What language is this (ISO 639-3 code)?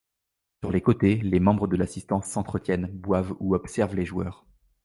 fra